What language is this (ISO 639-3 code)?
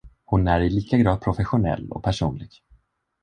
swe